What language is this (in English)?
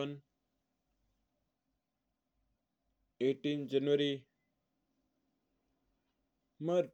Mewari